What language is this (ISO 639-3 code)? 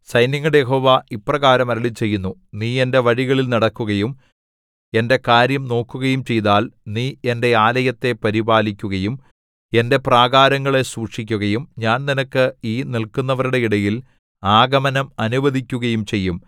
mal